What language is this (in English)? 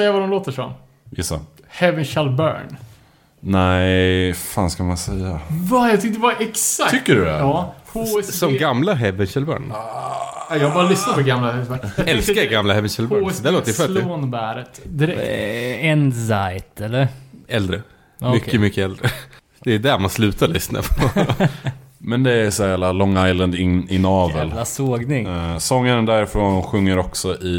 Swedish